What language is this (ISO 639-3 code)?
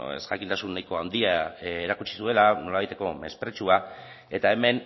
eus